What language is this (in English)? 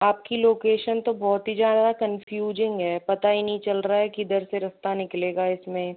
Hindi